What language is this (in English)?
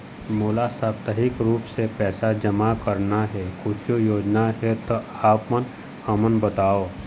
Chhattisgarhi